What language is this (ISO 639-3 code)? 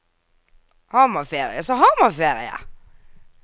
nor